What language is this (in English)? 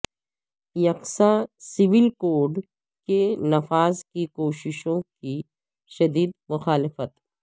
Urdu